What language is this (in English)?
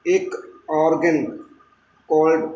Punjabi